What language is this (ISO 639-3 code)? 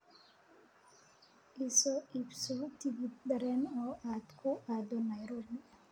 som